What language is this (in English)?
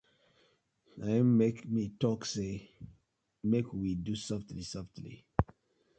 Nigerian Pidgin